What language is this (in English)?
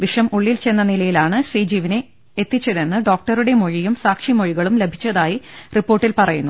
Malayalam